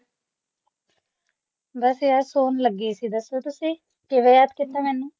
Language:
Punjabi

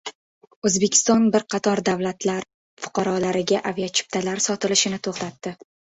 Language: Uzbek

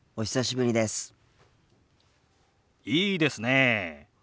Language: Japanese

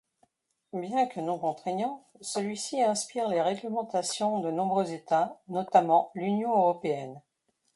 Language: French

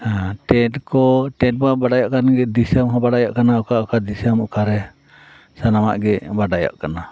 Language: Santali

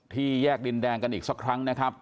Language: Thai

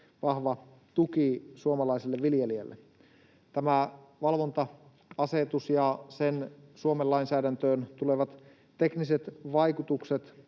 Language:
Finnish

